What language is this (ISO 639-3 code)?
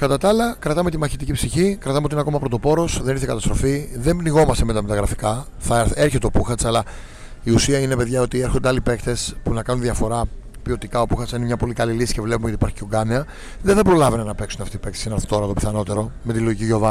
ell